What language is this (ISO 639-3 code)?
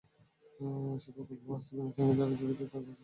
ben